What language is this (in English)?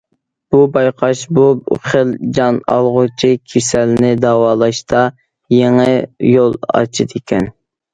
Uyghur